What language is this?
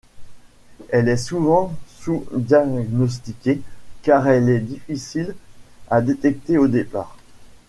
French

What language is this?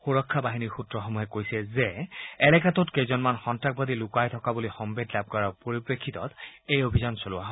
Assamese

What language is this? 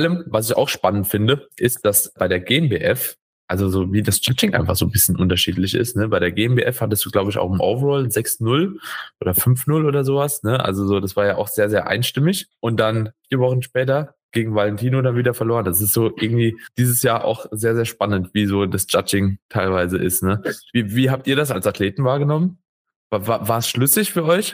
German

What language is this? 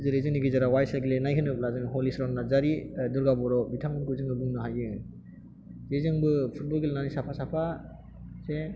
Bodo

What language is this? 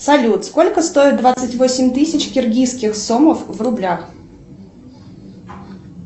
Russian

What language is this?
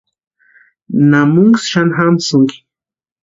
Western Highland Purepecha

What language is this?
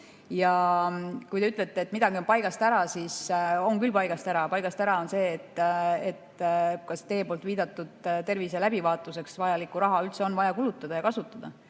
Estonian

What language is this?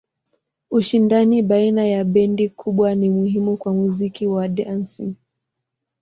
Swahili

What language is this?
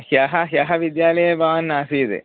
Sanskrit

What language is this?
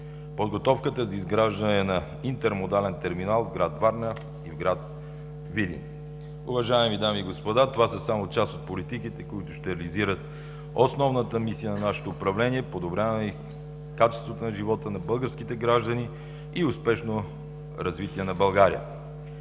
Bulgarian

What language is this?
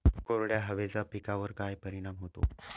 Marathi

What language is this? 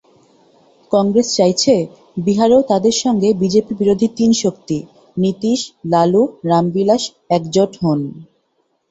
Bangla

